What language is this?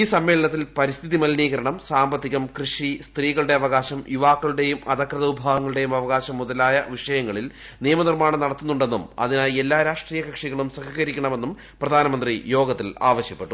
Malayalam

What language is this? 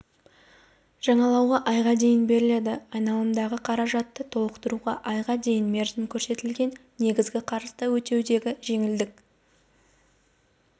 Kazakh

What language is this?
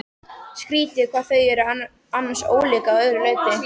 Icelandic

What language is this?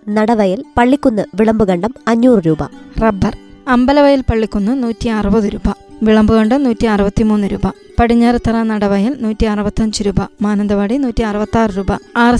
Malayalam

